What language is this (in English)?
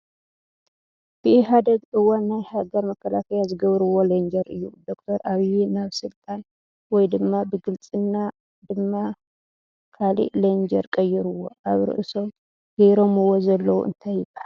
Tigrinya